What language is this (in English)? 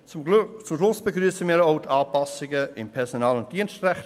Swiss German